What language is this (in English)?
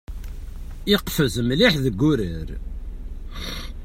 Kabyle